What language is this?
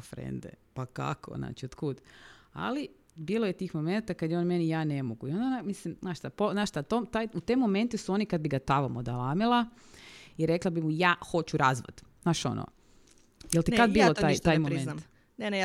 Croatian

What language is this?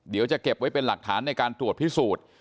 Thai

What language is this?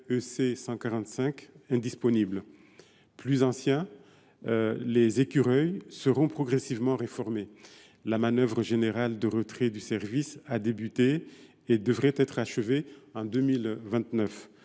French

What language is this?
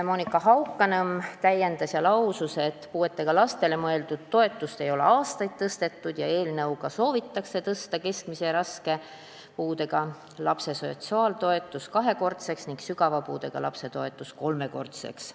Estonian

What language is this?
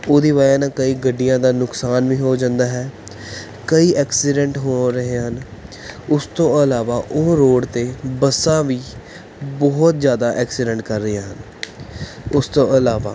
Punjabi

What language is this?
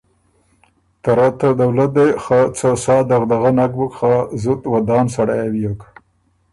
Ormuri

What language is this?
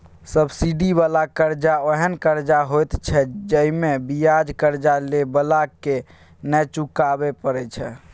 Maithili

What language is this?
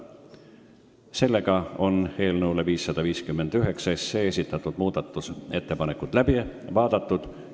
Estonian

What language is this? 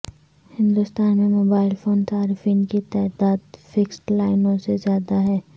Urdu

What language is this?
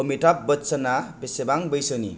Bodo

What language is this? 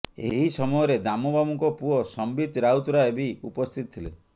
Odia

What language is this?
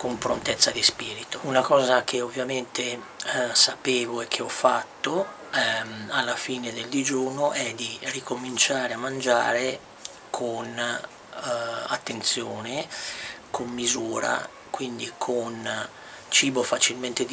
Italian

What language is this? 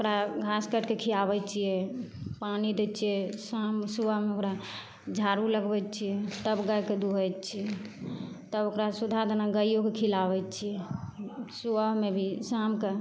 Maithili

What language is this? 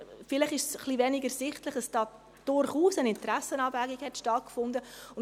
Swiss German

